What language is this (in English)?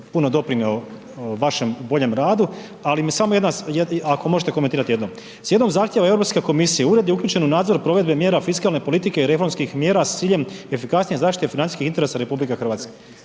Croatian